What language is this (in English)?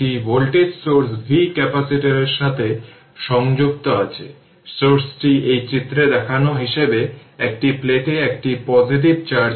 Bangla